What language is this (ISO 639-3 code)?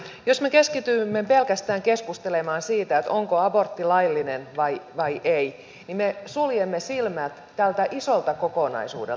fin